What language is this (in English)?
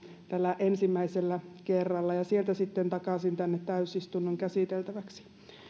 Finnish